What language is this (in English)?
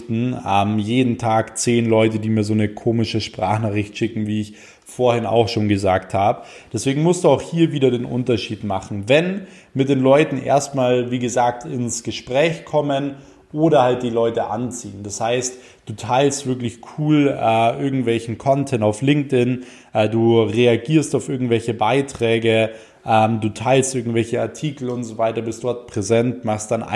German